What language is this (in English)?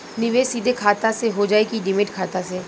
Bhojpuri